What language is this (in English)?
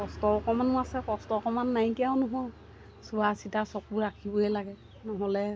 Assamese